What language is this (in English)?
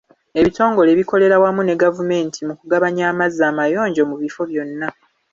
Ganda